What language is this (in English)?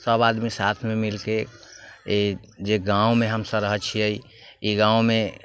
Maithili